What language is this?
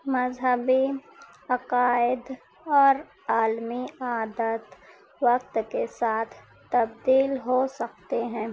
Urdu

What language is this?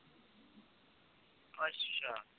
Punjabi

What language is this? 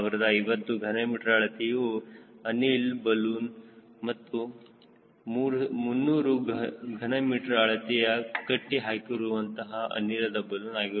Kannada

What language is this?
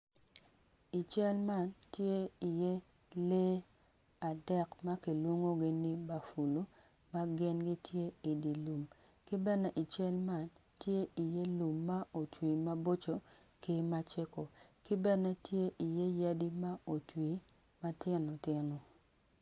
Acoli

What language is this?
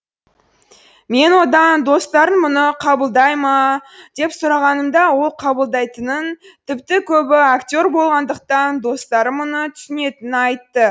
Kazakh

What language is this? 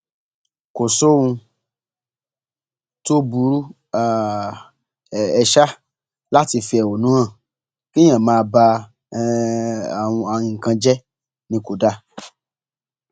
Yoruba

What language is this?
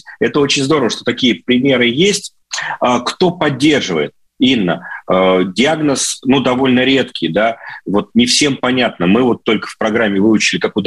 Russian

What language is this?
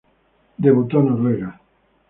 Spanish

